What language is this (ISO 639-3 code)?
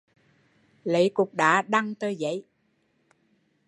vie